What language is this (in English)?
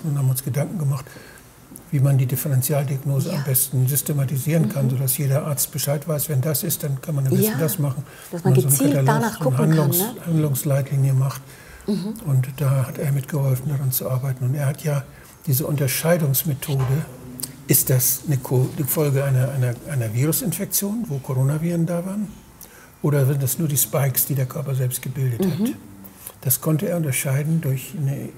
German